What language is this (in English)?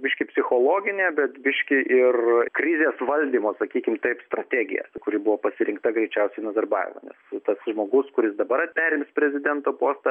Lithuanian